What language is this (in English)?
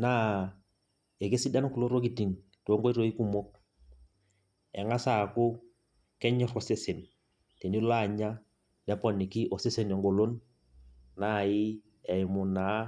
Masai